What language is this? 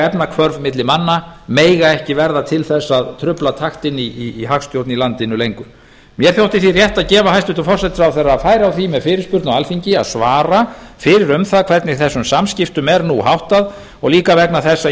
Icelandic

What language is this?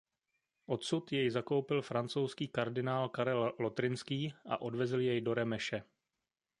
Czech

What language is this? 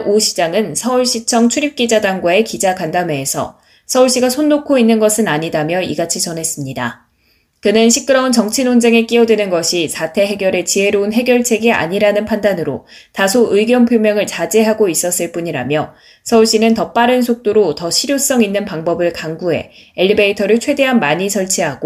Korean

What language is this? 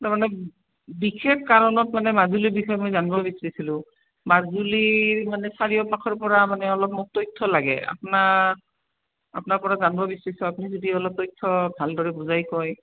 Assamese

